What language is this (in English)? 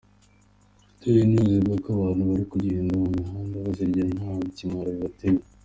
Kinyarwanda